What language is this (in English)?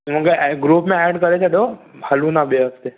Sindhi